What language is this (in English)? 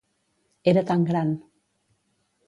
Catalan